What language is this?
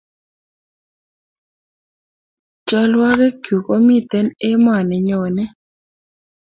Kalenjin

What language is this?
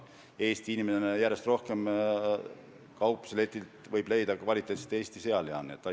Estonian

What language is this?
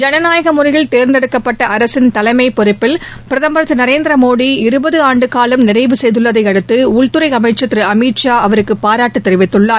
Tamil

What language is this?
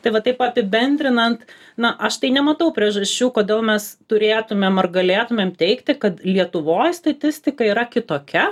Lithuanian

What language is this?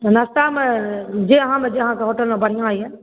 Maithili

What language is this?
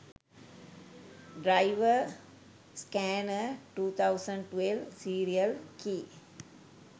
Sinhala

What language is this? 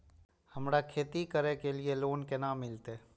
Maithili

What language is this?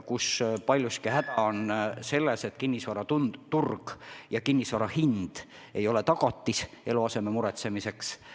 Estonian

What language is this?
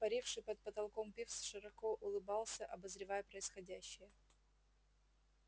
Russian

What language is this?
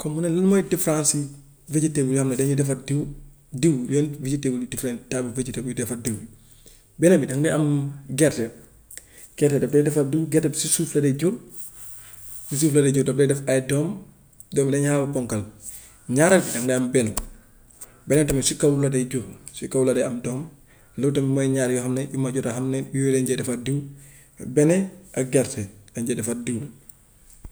Gambian Wolof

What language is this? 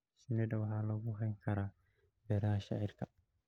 Somali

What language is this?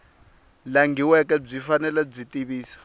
Tsonga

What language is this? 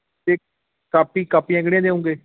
Punjabi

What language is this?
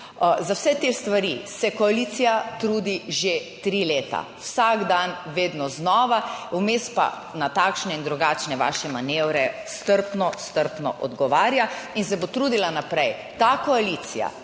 Slovenian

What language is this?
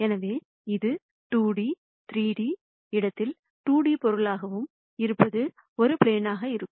Tamil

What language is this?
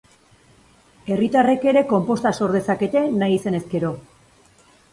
Basque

